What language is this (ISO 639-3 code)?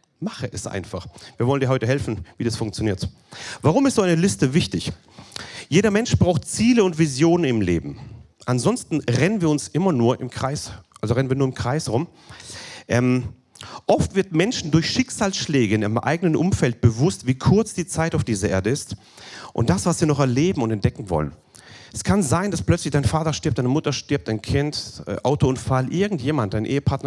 deu